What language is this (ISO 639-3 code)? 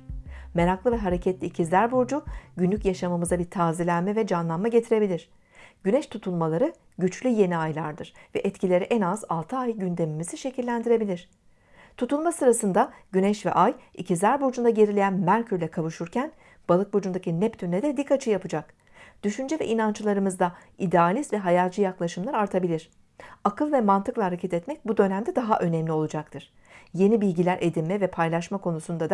tur